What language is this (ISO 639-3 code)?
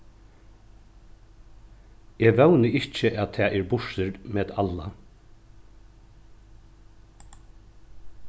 fao